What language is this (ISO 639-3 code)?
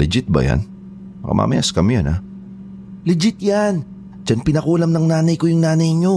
fil